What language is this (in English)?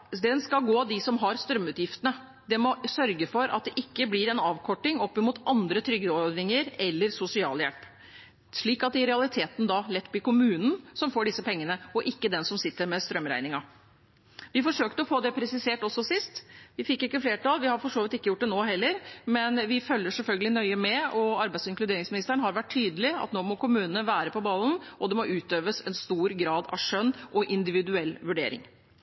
Norwegian Bokmål